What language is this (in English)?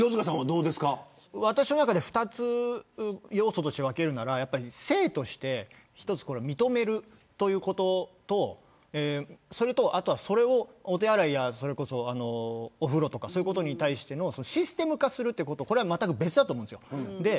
Japanese